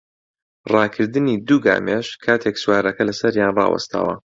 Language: Central Kurdish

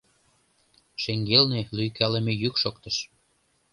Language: Mari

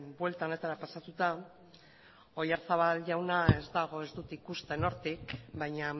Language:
Basque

